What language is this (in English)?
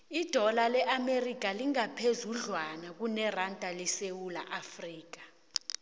South Ndebele